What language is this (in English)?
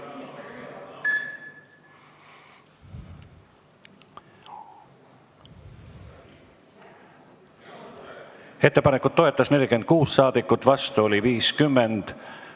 Estonian